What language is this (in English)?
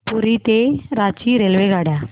Marathi